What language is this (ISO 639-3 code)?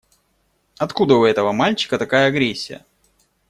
rus